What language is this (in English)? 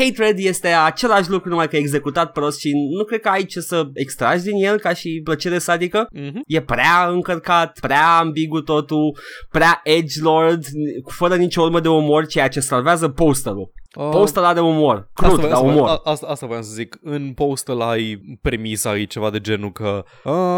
Romanian